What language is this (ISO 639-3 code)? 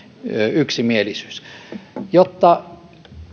fin